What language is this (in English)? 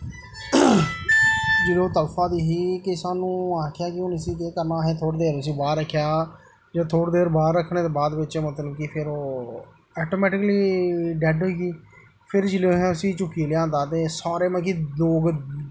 Dogri